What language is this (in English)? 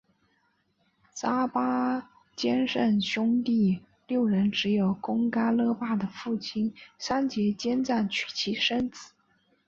Chinese